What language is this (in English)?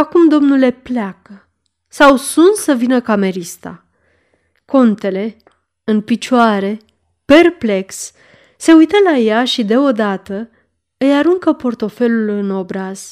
Romanian